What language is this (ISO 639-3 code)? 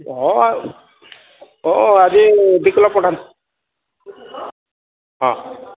ori